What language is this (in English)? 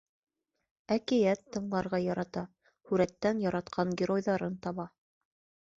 Bashkir